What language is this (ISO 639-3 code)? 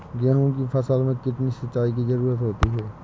hin